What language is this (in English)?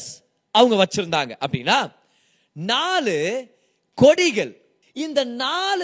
Tamil